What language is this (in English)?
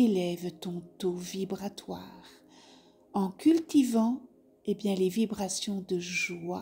French